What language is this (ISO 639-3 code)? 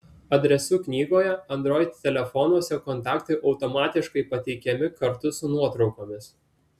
lit